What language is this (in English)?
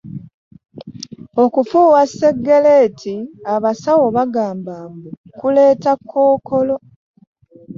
Ganda